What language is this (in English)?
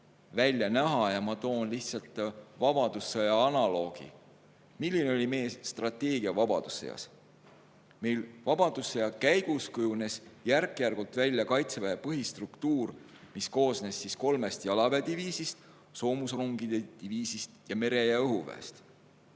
Estonian